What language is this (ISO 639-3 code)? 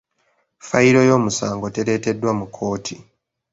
lug